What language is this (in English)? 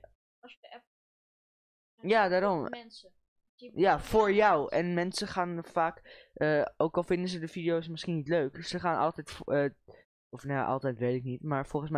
Dutch